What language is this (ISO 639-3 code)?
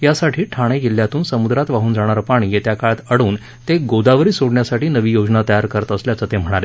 mar